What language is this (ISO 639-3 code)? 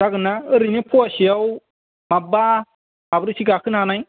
brx